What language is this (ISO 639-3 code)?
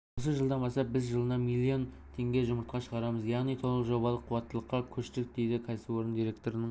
kaz